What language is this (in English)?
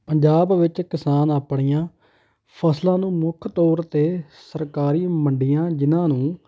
Punjabi